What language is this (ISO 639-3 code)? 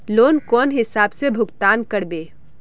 mag